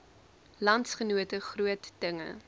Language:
Afrikaans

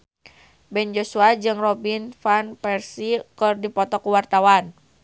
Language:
Sundanese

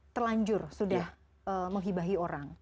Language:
Indonesian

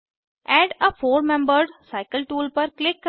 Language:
Hindi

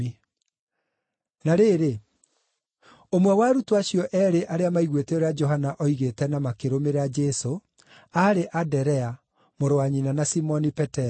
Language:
Kikuyu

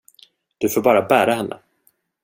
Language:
Swedish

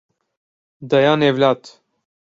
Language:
Turkish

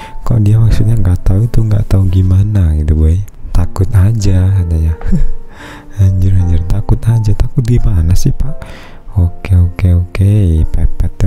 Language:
Indonesian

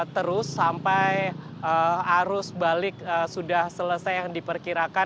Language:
Indonesian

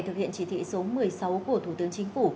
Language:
Vietnamese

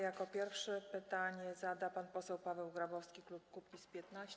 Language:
Polish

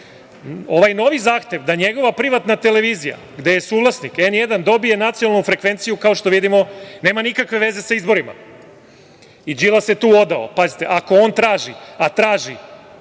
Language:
Serbian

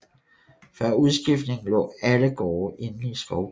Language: Danish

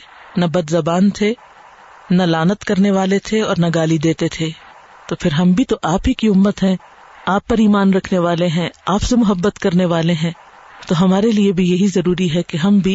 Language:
Urdu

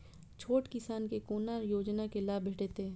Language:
Maithili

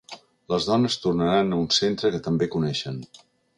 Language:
Catalan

